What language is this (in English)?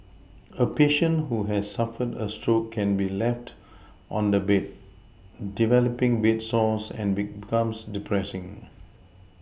English